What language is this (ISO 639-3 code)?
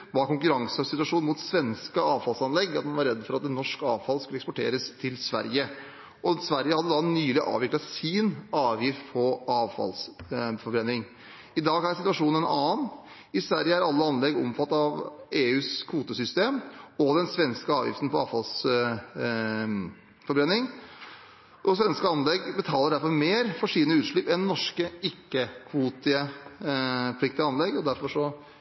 nob